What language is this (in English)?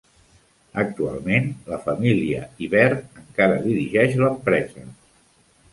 Catalan